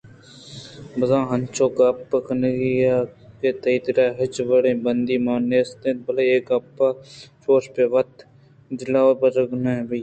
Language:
Eastern Balochi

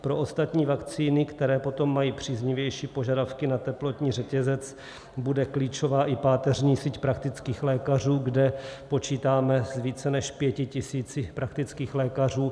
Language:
Czech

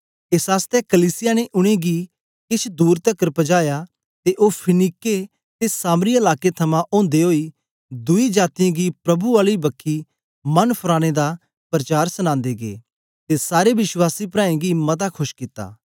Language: Dogri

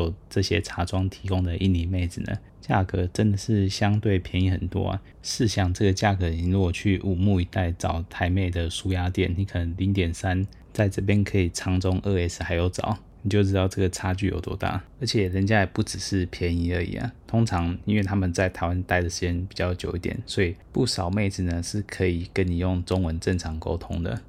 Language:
Chinese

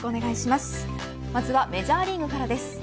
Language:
Japanese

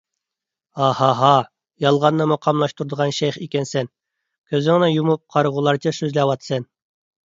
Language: Uyghur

